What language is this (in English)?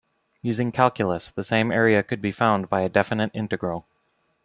English